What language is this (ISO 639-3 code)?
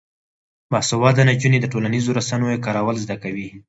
pus